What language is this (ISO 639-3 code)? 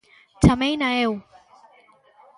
glg